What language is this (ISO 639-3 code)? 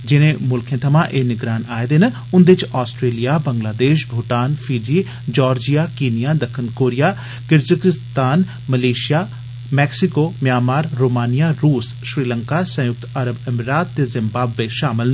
doi